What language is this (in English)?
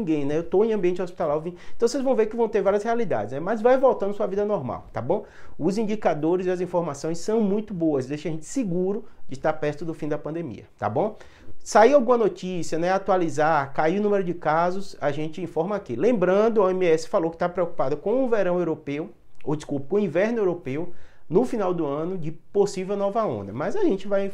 Portuguese